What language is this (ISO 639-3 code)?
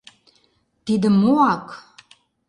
chm